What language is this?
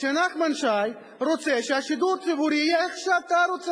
Hebrew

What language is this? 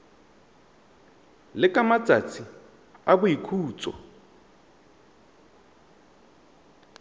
Tswana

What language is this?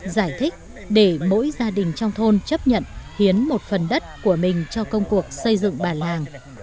Vietnamese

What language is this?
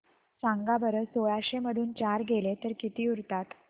Marathi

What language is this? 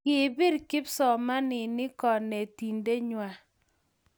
Kalenjin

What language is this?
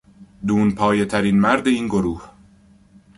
Persian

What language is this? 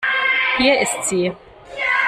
German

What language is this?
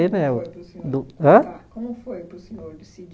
Portuguese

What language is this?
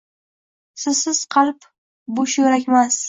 Uzbek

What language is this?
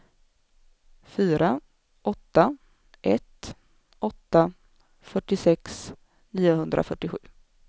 Swedish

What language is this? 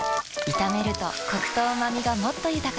Japanese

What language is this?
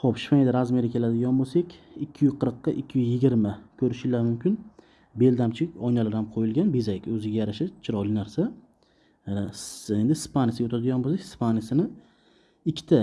Uzbek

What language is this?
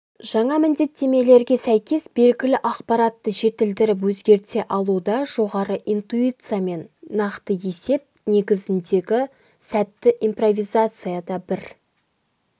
Kazakh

